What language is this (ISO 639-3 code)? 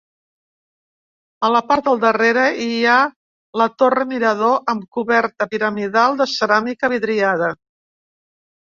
cat